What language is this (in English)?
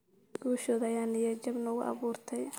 Somali